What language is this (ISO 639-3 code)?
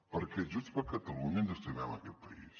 cat